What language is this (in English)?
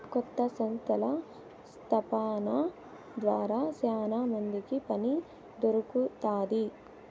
Telugu